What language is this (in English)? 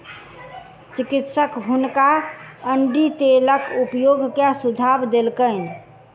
Maithili